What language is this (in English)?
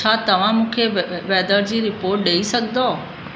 Sindhi